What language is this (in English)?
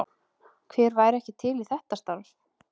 Icelandic